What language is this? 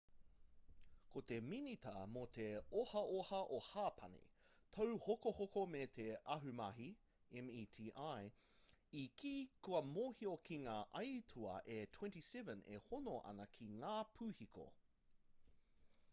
Māori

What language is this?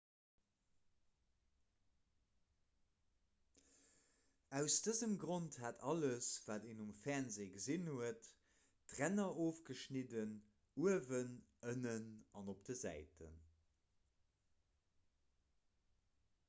Luxembourgish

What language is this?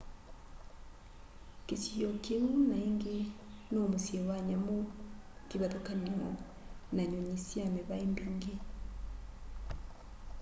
Kamba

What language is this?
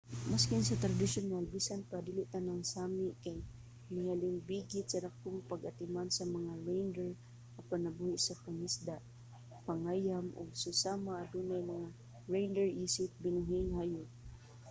Cebuano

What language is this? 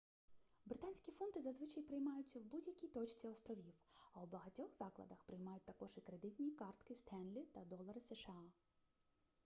Ukrainian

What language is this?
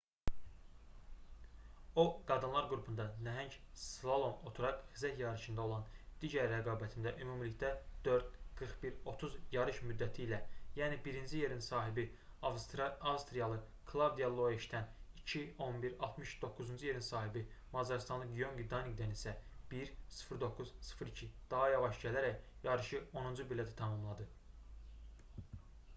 Azerbaijani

